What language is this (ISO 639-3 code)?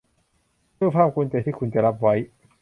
tha